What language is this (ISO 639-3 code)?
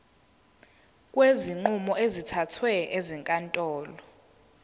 zul